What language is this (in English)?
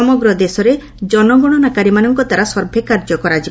Odia